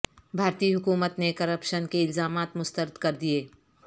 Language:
Urdu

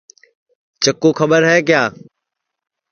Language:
Sansi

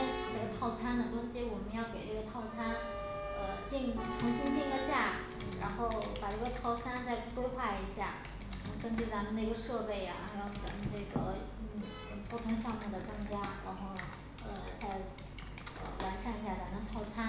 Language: Chinese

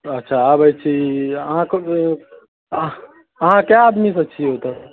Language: Maithili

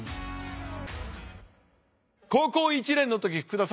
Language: Japanese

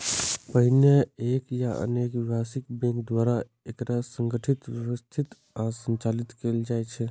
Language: Maithili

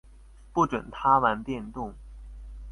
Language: Chinese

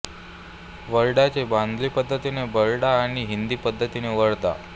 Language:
Marathi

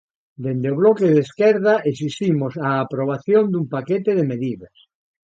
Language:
Galician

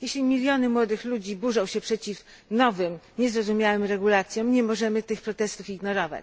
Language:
Polish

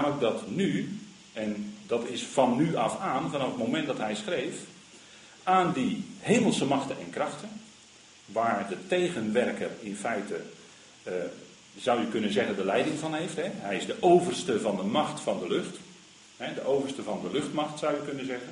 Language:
Dutch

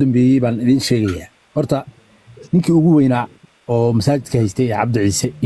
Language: Arabic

